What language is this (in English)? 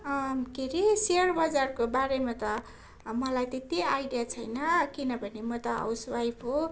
Nepali